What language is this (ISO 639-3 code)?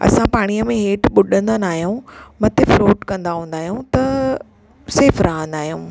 snd